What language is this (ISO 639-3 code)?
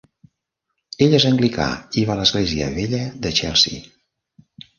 cat